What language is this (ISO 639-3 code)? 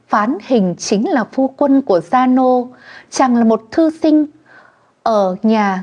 vie